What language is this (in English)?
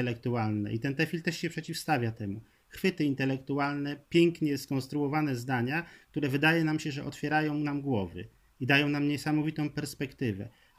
Polish